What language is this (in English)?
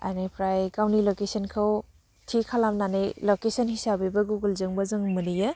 Bodo